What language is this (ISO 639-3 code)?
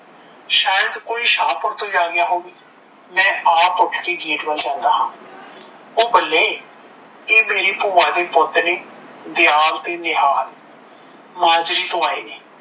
pan